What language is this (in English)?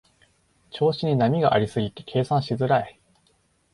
Japanese